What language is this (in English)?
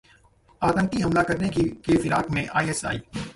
Hindi